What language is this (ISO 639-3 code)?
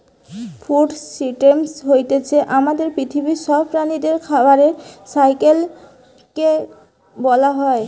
ben